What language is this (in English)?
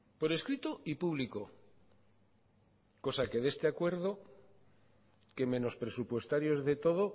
Spanish